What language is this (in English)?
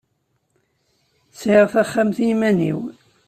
Kabyle